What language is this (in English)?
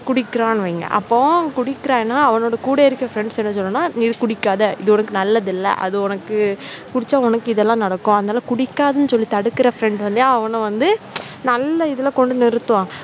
Tamil